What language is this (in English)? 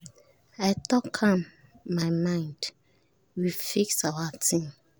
Nigerian Pidgin